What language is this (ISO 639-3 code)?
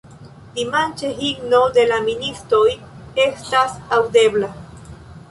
epo